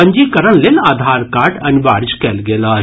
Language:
Maithili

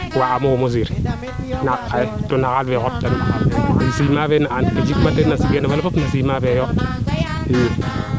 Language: Serer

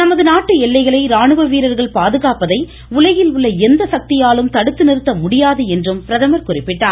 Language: Tamil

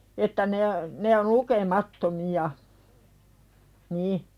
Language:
Finnish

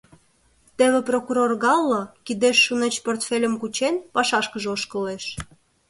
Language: Mari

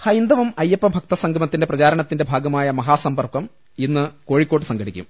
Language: Malayalam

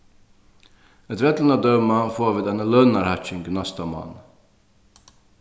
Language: Faroese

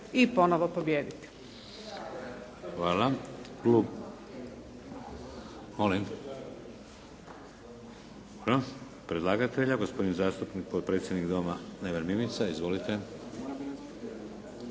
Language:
Croatian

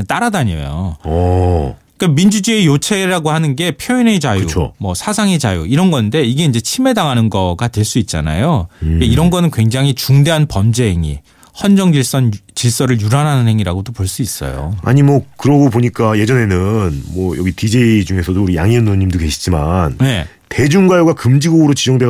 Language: Korean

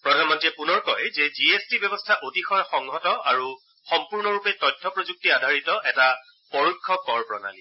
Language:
Assamese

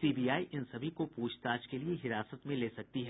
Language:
Hindi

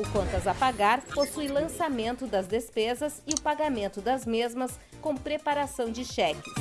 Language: Portuguese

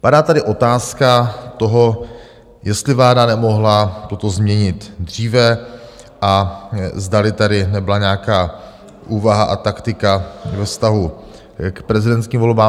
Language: Czech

